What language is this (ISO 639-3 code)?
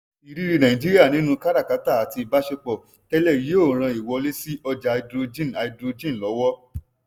yor